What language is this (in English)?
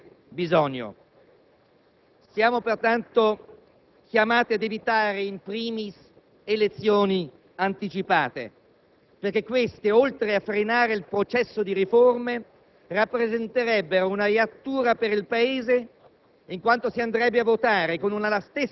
Italian